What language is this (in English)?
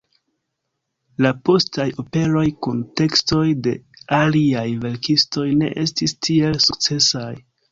Esperanto